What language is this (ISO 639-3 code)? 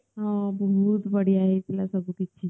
ori